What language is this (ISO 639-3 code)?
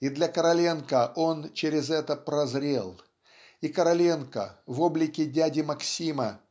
rus